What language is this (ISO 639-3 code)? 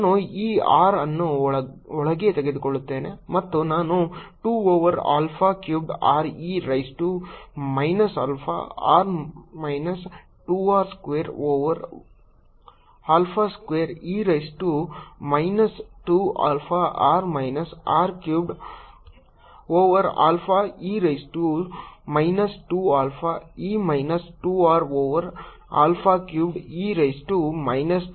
kan